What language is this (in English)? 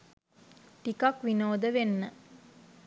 Sinhala